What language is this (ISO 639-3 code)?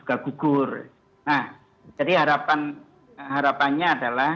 ind